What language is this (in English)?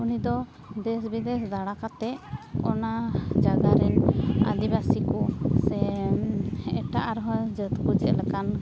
Santali